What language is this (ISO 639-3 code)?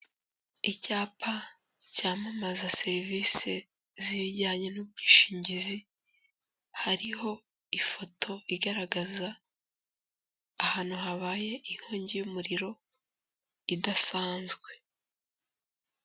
kin